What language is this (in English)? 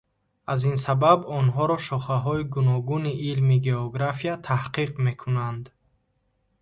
Tajik